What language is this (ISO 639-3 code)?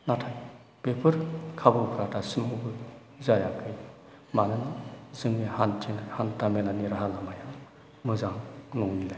brx